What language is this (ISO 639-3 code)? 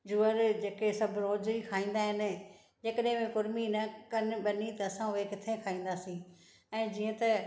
snd